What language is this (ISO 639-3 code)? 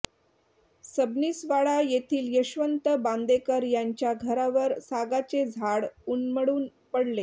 mar